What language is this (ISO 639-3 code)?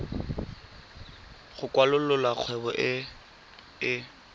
tsn